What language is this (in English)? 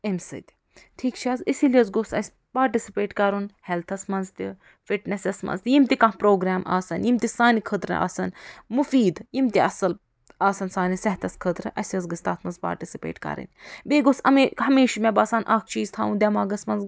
Kashmiri